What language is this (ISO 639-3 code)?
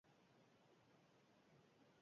eus